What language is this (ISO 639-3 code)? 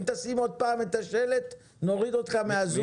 heb